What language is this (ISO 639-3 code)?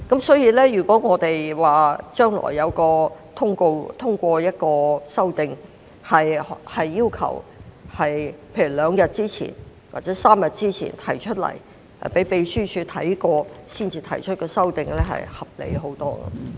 yue